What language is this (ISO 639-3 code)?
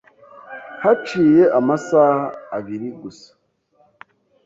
kin